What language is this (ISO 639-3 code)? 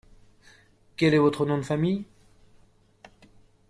fra